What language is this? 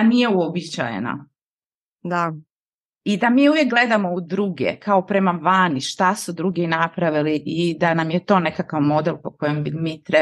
Croatian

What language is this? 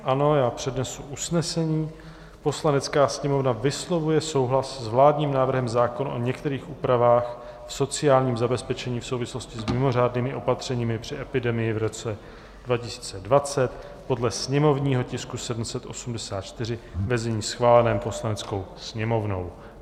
Czech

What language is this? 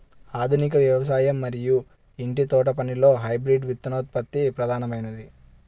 Telugu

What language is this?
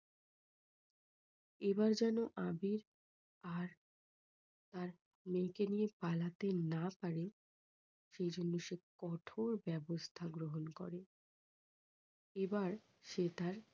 Bangla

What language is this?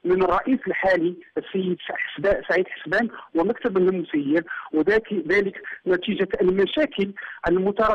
Arabic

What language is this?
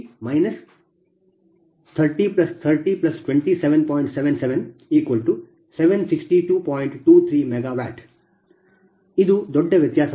Kannada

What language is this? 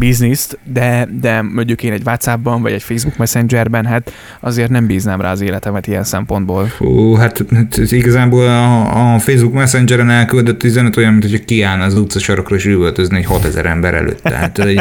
Hungarian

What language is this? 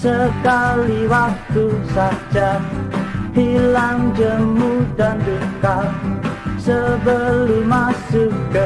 Indonesian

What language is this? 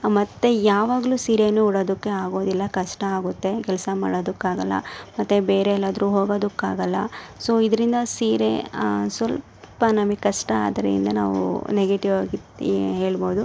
Kannada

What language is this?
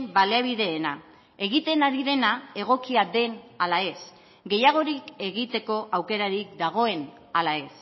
Basque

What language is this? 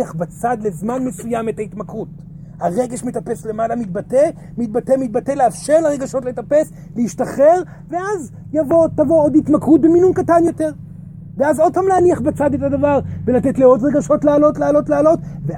Hebrew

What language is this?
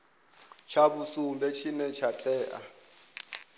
Venda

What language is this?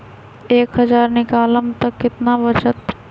Magahi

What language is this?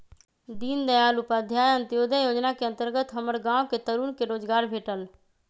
Magahi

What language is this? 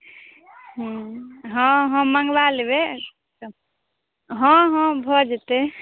Maithili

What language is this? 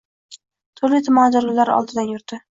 Uzbek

